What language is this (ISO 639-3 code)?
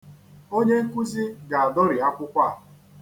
ibo